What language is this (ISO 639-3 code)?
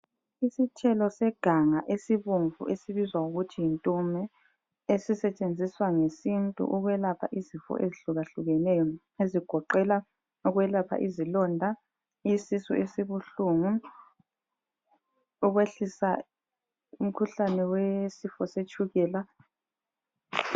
nde